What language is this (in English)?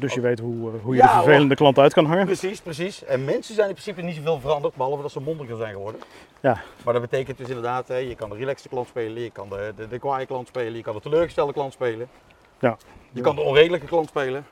Dutch